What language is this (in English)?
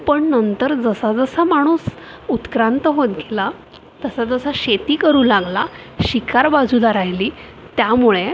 Marathi